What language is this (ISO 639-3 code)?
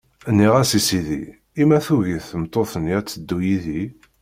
kab